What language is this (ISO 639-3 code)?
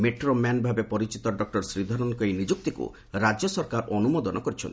ori